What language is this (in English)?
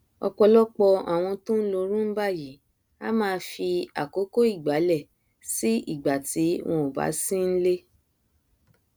Yoruba